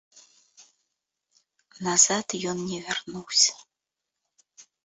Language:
Belarusian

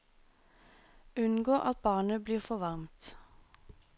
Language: Norwegian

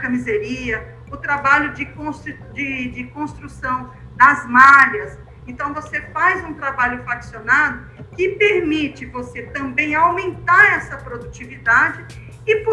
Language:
Portuguese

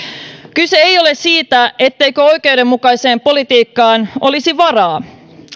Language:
Finnish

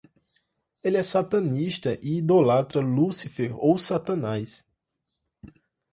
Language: Portuguese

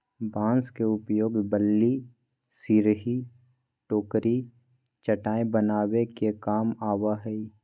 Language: Magahi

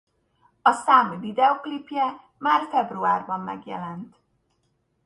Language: Hungarian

